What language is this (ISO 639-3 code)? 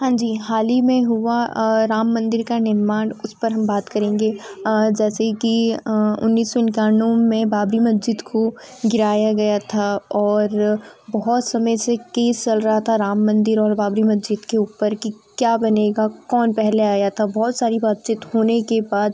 hin